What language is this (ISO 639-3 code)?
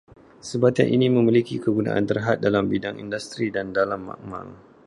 msa